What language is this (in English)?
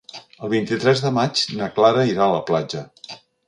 Catalan